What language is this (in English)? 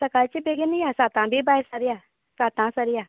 Konkani